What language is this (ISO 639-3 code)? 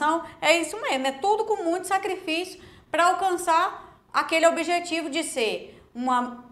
por